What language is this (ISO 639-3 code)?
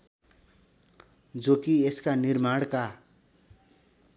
nep